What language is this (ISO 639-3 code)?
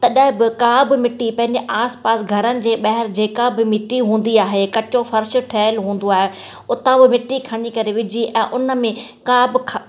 snd